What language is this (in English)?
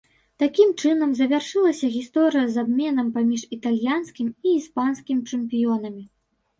Belarusian